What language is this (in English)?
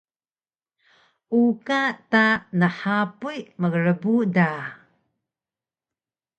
Taroko